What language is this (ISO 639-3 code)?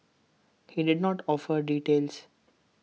eng